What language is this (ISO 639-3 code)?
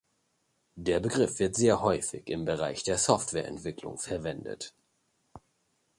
deu